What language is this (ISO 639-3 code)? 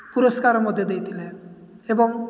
ori